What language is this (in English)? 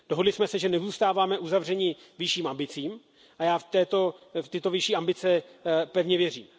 Czech